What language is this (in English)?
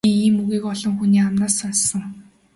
Mongolian